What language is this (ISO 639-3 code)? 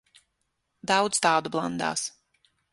lav